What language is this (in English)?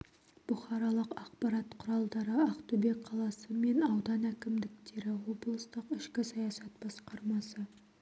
Kazakh